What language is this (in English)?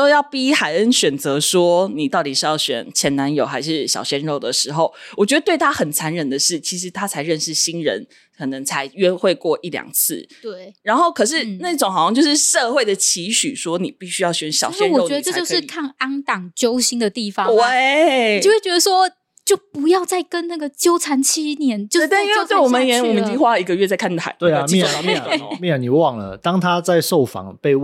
Chinese